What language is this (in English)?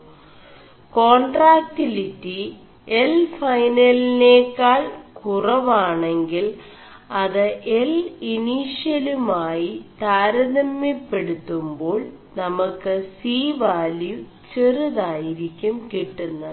Malayalam